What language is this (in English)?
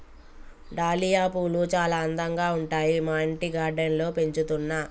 Telugu